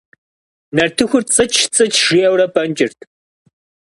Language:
Kabardian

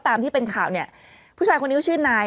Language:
Thai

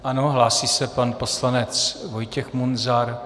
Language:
Czech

